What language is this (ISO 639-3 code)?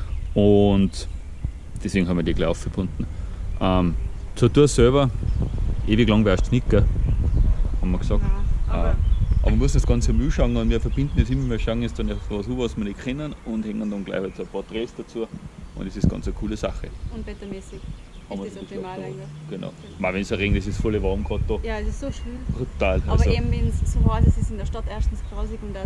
deu